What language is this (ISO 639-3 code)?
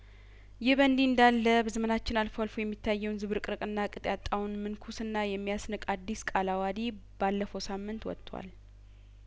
amh